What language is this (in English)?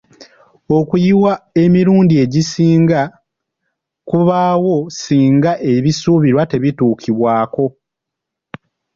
Ganda